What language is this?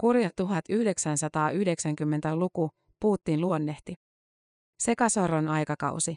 Finnish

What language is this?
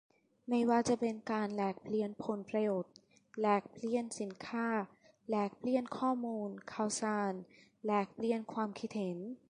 Thai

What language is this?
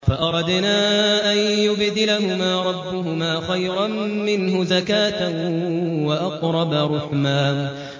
Arabic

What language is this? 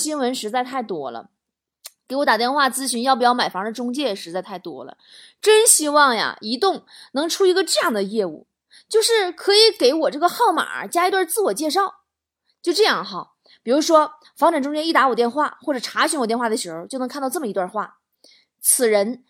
Chinese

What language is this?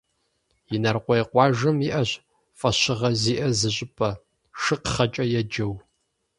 Kabardian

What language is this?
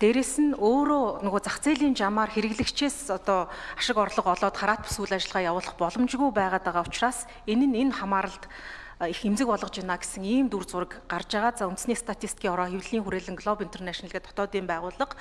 Turkish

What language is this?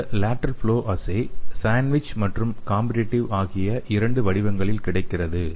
Tamil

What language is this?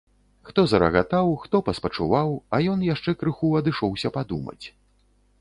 Belarusian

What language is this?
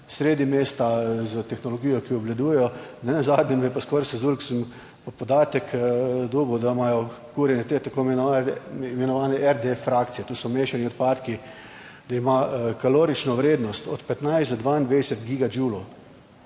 Slovenian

